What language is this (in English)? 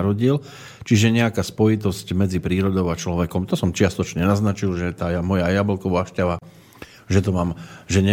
Slovak